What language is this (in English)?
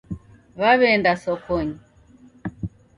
Taita